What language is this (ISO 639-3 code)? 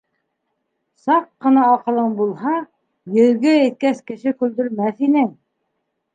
bak